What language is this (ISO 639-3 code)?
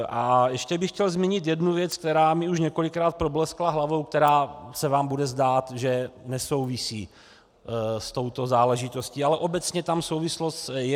ces